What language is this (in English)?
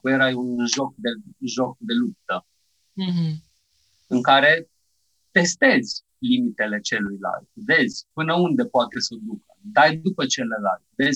Romanian